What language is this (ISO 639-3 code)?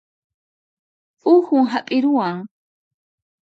qxp